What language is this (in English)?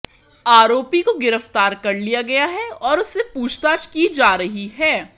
Hindi